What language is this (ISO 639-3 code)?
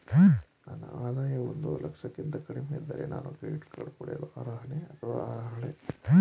kan